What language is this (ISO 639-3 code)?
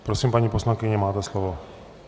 ces